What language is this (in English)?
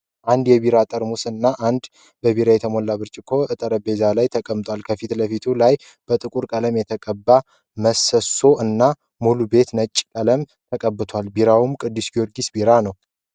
Amharic